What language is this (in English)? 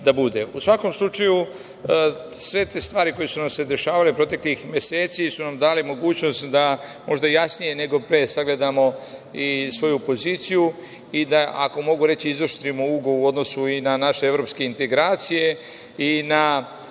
Serbian